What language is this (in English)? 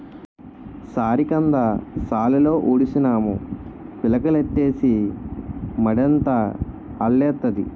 Telugu